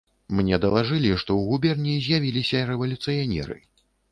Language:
Belarusian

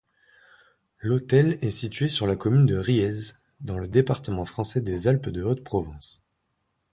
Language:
French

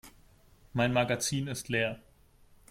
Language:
German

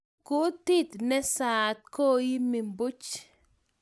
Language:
Kalenjin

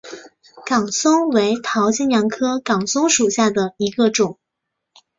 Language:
Chinese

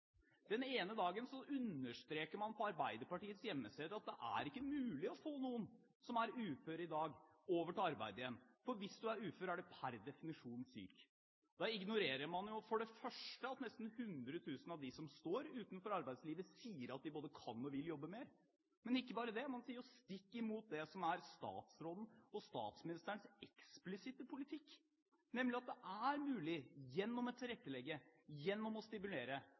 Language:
Norwegian Bokmål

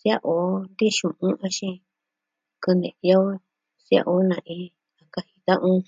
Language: Southwestern Tlaxiaco Mixtec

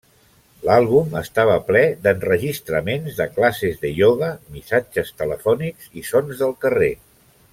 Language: Catalan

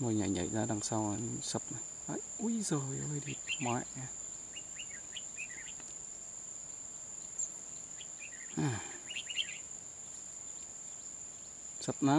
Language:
Vietnamese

